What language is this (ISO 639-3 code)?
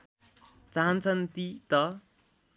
nep